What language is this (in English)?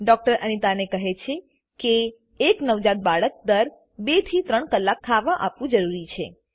Gujarati